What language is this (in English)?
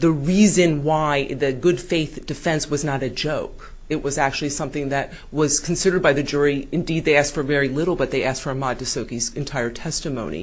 English